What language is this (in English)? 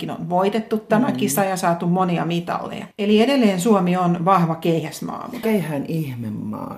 Finnish